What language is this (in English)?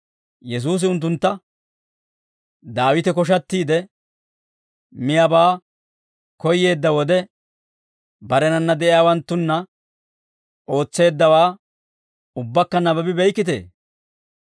Dawro